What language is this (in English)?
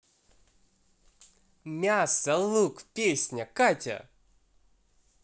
Russian